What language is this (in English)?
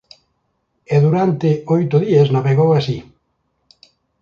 Galician